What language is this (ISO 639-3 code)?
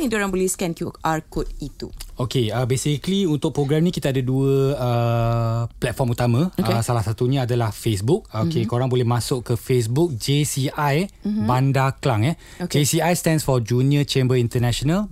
msa